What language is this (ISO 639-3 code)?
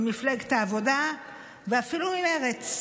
heb